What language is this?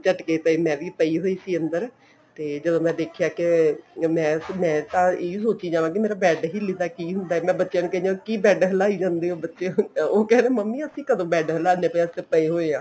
Punjabi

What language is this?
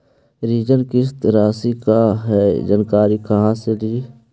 Magahi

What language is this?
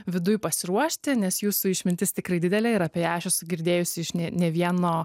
Lithuanian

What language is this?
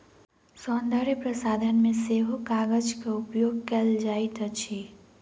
Maithili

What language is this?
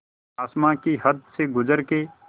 Hindi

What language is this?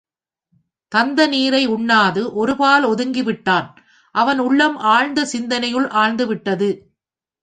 Tamil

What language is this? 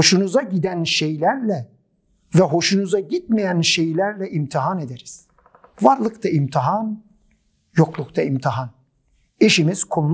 Turkish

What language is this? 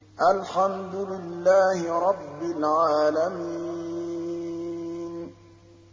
Arabic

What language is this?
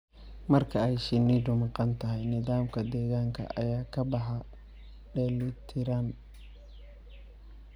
Somali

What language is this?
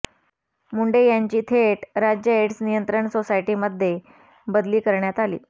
Marathi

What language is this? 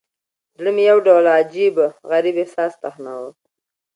Pashto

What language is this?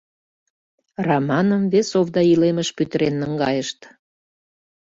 Mari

